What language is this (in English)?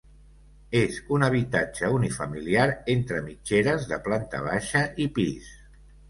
Catalan